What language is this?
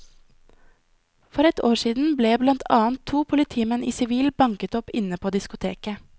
Norwegian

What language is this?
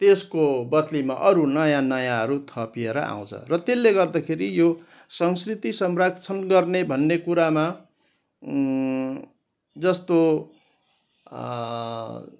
Nepali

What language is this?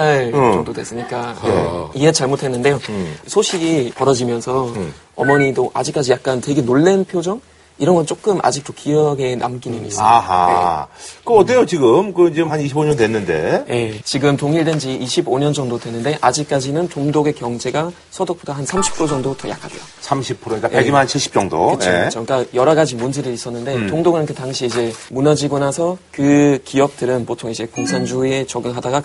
Korean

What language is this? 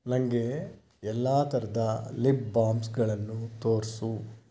Kannada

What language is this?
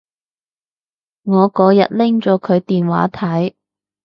Cantonese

